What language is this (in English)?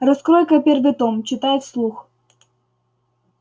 Russian